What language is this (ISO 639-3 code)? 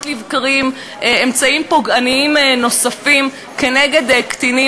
heb